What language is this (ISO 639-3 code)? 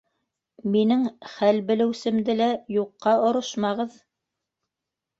bak